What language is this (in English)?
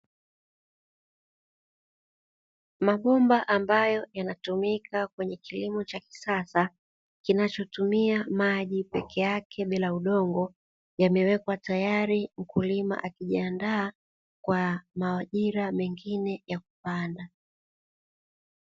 Swahili